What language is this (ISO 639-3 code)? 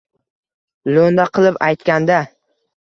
uzb